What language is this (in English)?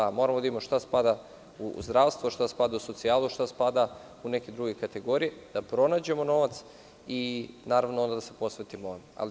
Serbian